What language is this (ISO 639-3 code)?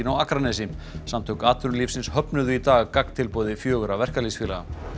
isl